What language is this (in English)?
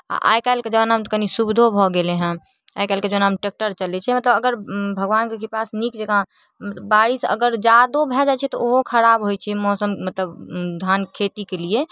Maithili